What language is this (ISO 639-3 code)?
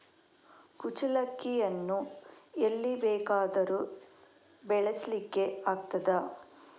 kan